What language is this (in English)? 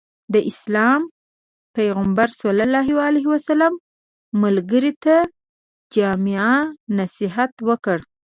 Pashto